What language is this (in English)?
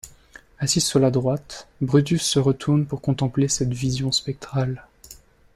French